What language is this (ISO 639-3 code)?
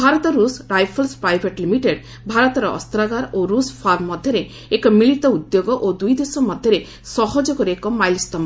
ori